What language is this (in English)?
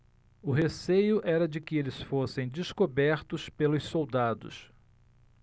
Portuguese